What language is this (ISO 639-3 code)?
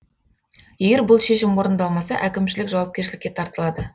kaz